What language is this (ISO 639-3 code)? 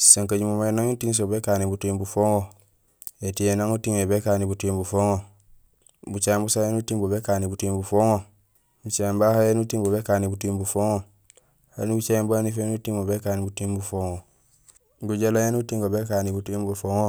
gsl